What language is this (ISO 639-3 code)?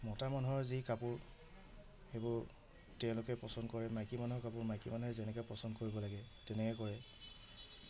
asm